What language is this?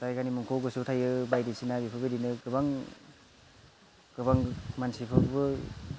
Bodo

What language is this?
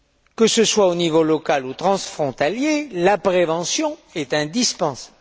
French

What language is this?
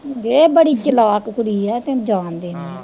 Punjabi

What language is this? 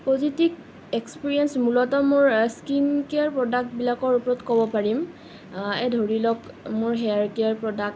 Assamese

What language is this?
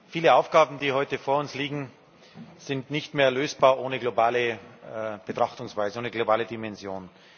German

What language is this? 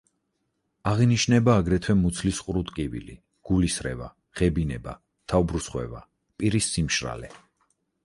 Georgian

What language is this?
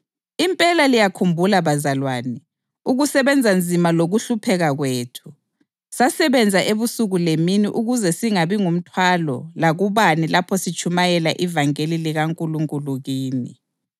North Ndebele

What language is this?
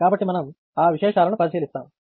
Telugu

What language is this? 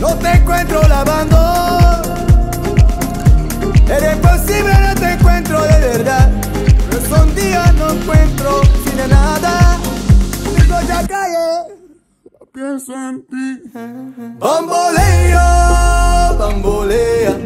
Arabic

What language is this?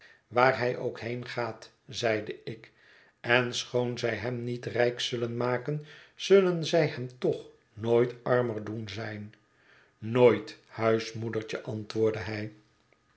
Dutch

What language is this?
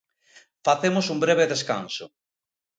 Galician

